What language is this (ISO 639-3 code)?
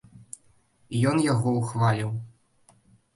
bel